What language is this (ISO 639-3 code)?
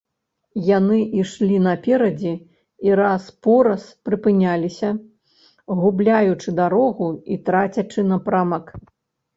bel